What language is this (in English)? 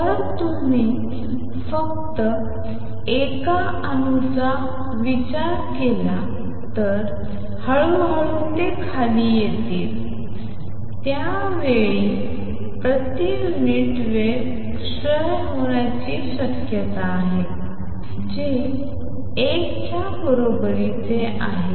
Marathi